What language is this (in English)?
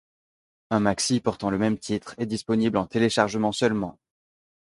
French